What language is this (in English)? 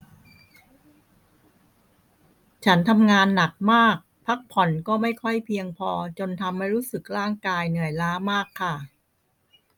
Thai